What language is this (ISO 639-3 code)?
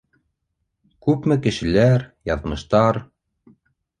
bak